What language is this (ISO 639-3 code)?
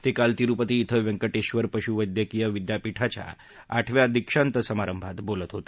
mar